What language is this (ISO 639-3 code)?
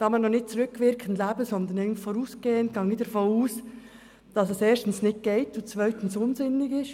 gsw